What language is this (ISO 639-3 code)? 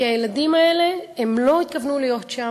heb